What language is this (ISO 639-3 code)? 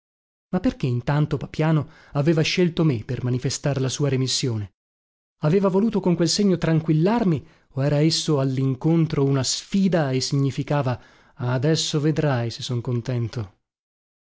ita